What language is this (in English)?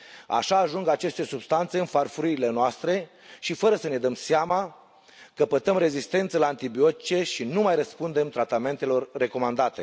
Romanian